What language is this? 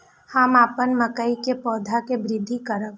Maithili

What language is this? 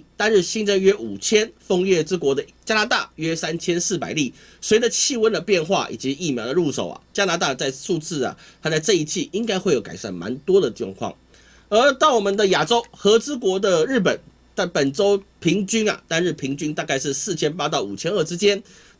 Chinese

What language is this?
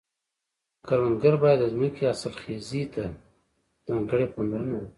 Pashto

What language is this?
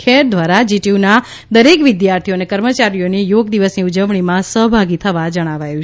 Gujarati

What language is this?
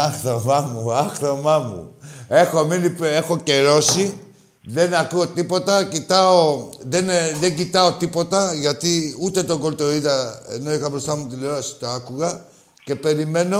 Greek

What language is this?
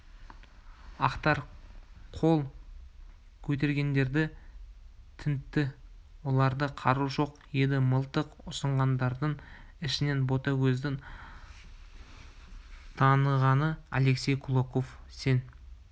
Kazakh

